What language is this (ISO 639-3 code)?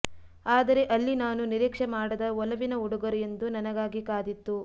kan